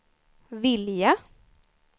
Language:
Swedish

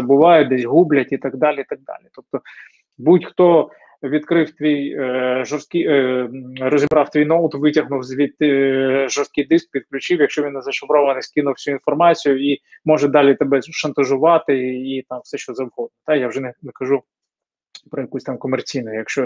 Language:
Ukrainian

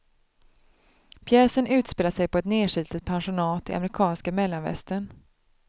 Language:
Swedish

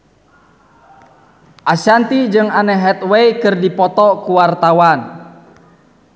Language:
Sundanese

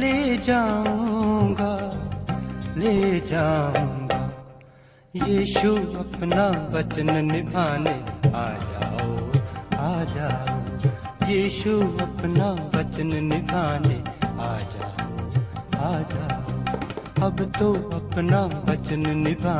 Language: Urdu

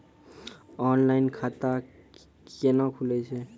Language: Maithili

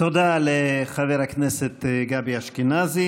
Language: Hebrew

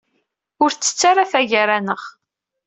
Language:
Kabyle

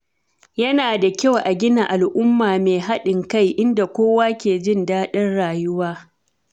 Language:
Hausa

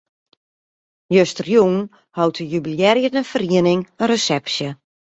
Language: Western Frisian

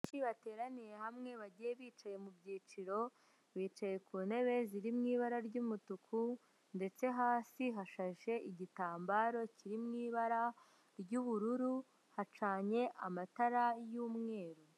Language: Kinyarwanda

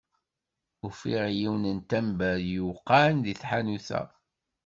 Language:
Kabyle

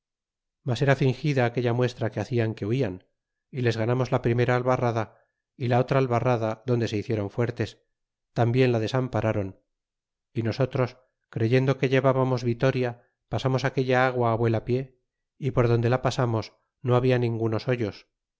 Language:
Spanish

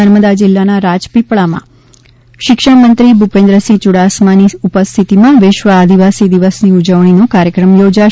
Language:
Gujarati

